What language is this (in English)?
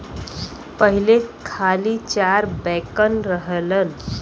Bhojpuri